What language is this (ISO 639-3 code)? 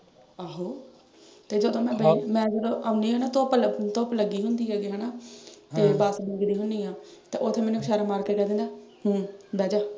pan